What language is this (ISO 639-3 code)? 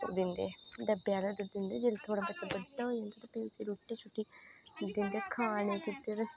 doi